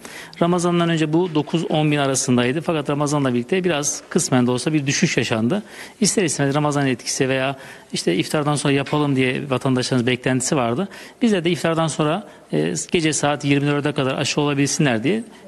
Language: Turkish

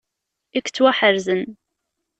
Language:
Kabyle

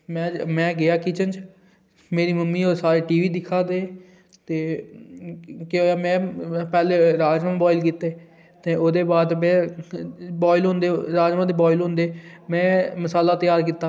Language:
Dogri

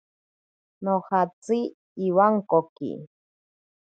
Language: Ashéninka Perené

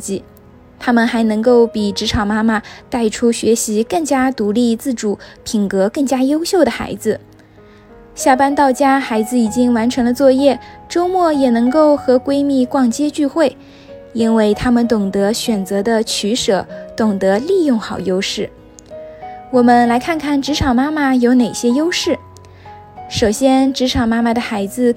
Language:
Chinese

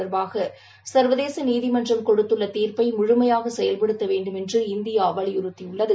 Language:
Tamil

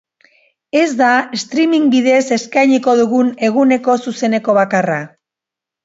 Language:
Basque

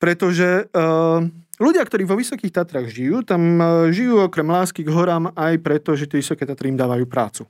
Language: Slovak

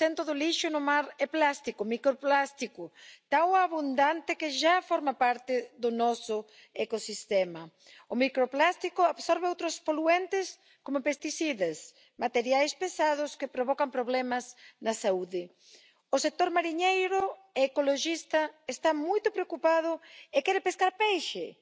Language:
Spanish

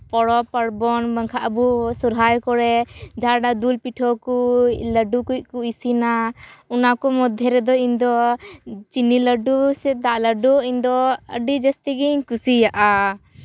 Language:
Santali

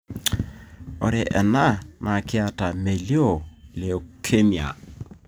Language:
Masai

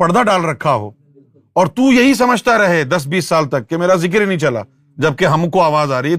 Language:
Urdu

